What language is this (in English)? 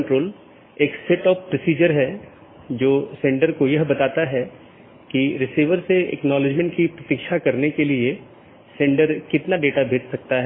Hindi